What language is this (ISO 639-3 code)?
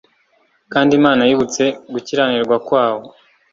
kin